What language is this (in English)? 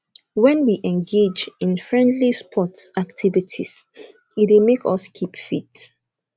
Nigerian Pidgin